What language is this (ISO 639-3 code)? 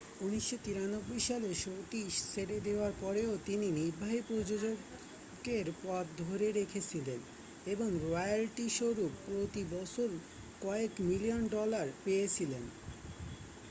ben